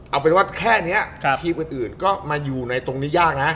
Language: Thai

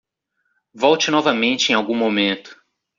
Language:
Portuguese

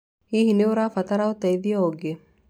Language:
Kikuyu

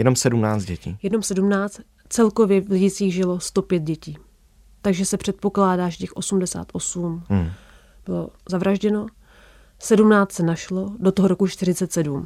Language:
Czech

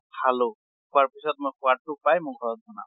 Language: Assamese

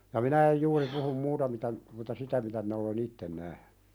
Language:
Finnish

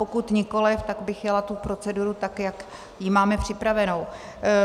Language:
Czech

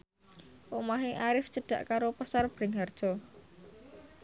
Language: Javanese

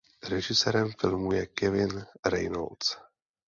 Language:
Czech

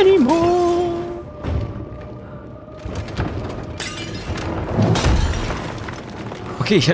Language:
German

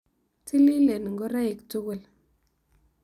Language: Kalenjin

